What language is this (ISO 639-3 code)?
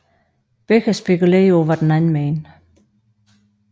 dan